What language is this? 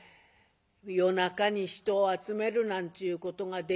Japanese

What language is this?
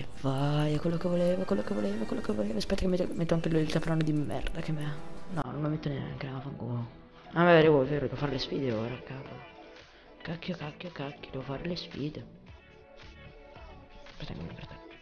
Italian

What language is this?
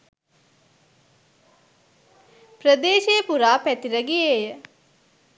Sinhala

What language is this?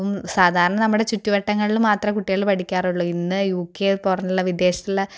Malayalam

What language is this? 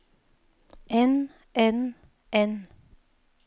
Norwegian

